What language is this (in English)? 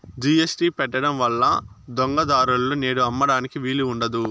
Telugu